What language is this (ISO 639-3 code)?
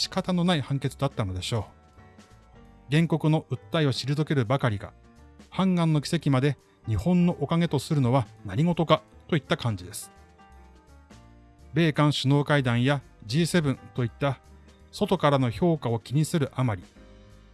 jpn